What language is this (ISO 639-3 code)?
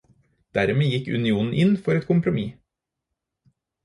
nob